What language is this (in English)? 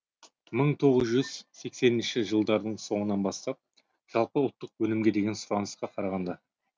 Kazakh